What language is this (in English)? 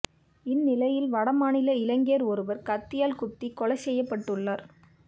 Tamil